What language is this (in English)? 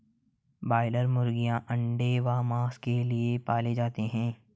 Hindi